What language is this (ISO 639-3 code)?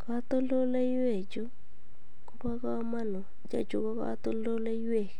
kln